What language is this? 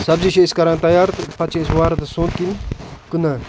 Kashmiri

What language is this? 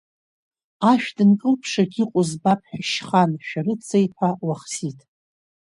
Abkhazian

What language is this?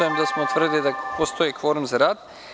Serbian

